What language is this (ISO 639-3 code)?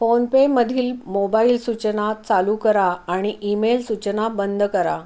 mar